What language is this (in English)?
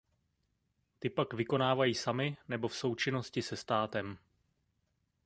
Czech